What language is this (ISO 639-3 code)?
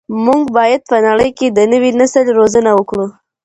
pus